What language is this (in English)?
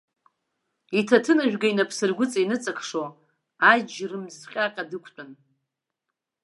Abkhazian